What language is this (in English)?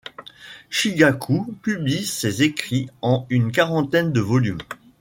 French